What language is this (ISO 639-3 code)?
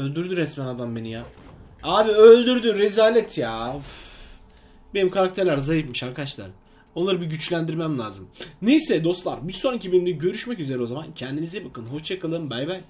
tur